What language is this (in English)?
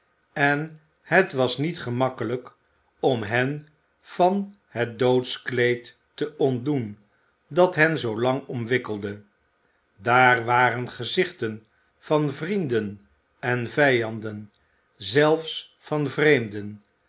Dutch